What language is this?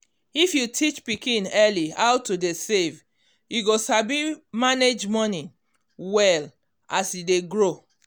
Nigerian Pidgin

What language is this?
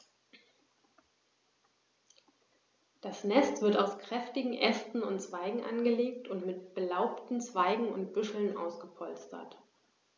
German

